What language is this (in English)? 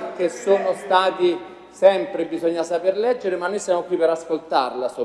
Italian